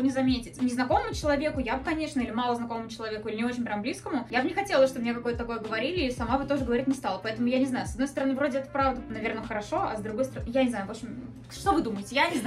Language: Russian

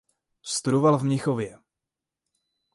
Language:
Czech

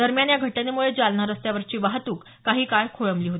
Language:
Marathi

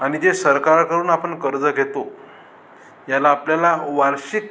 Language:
Marathi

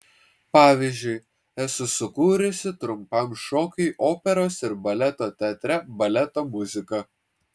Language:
Lithuanian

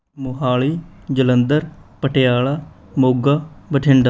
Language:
Punjabi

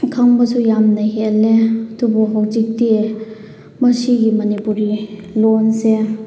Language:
Manipuri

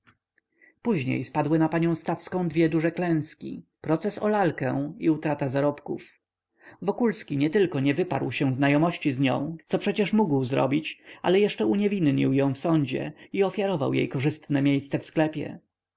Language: Polish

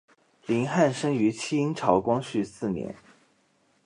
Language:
Chinese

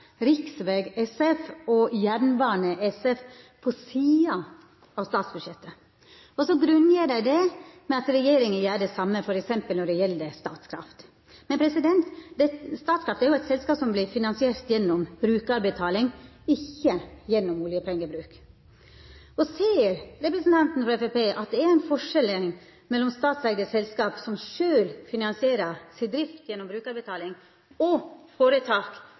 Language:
Norwegian Nynorsk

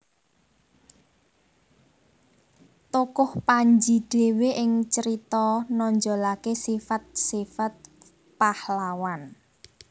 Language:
Javanese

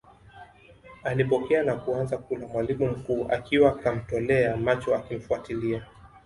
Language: Swahili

